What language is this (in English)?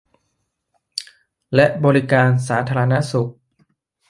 Thai